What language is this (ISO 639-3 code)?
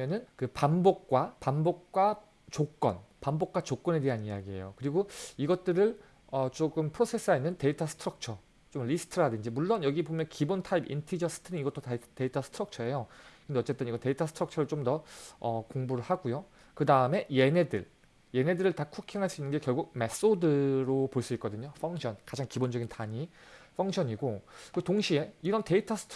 kor